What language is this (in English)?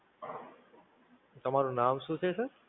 Gujarati